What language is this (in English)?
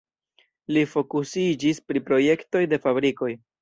Esperanto